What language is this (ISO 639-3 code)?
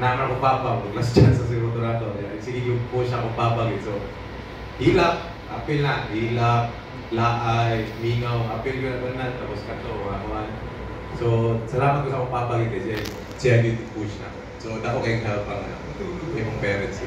fil